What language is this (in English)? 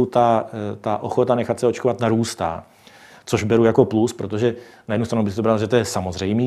Czech